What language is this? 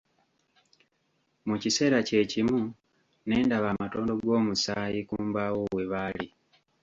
Ganda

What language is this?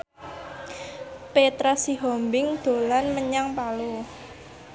Javanese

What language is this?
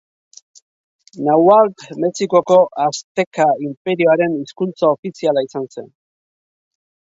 Basque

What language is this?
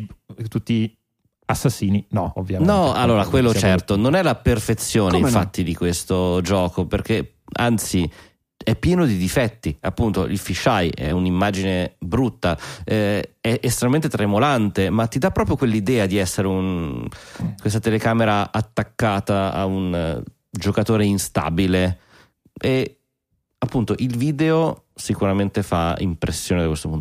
Italian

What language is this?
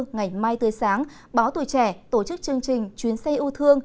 Vietnamese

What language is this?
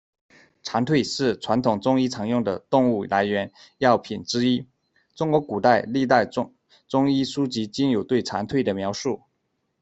Chinese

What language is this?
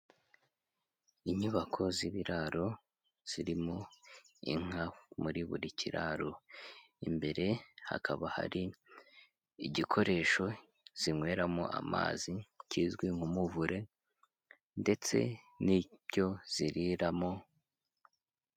Kinyarwanda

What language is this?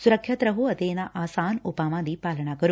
Punjabi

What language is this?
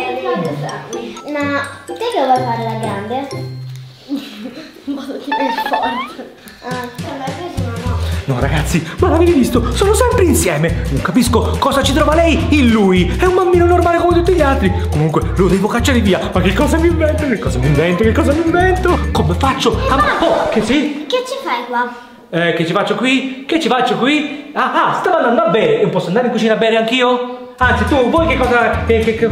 Italian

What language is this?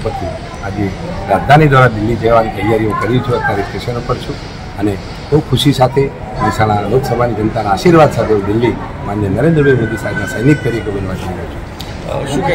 Gujarati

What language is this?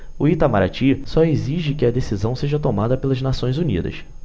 Portuguese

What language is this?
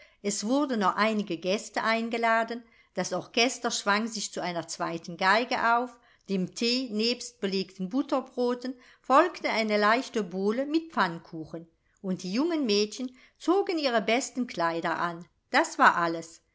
German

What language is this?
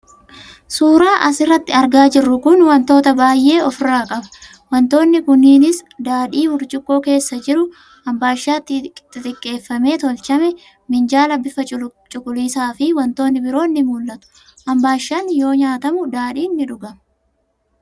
Oromo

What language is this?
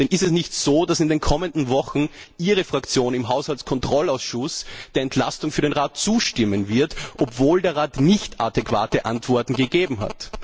German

